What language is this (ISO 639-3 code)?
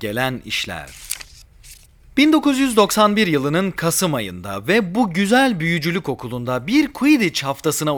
tur